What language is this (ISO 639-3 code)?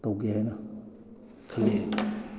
mni